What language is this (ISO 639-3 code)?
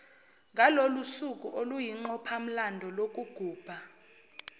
zul